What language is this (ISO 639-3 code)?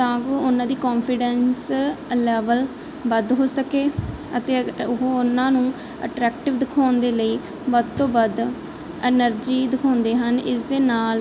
pan